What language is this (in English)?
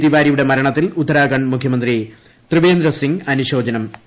Malayalam